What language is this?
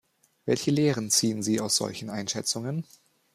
German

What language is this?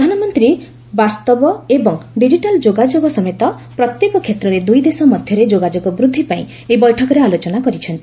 Odia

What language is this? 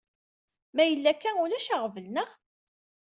Kabyle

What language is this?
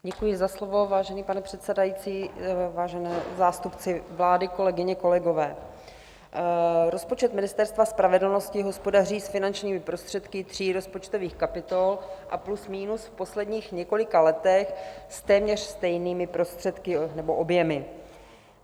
Czech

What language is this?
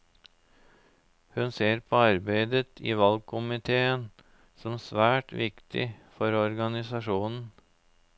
Norwegian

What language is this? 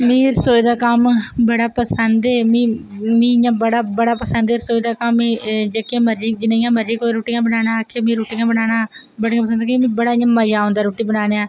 Dogri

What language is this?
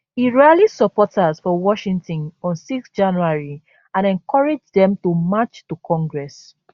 Nigerian Pidgin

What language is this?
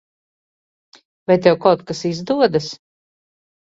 Latvian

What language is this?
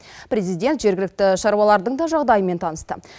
Kazakh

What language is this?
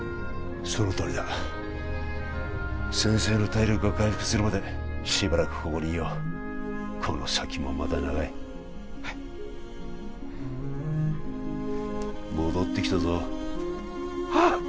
Japanese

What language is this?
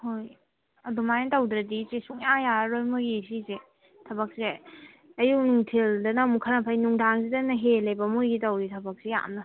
Manipuri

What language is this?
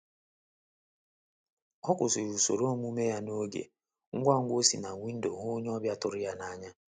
Igbo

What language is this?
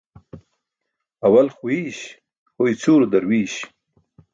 Burushaski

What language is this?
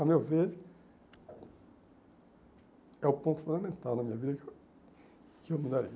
Portuguese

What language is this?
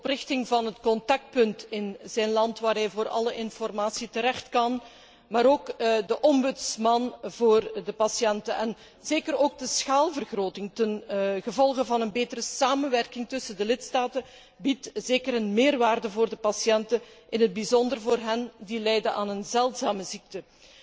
Dutch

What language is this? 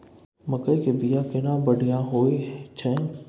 Maithili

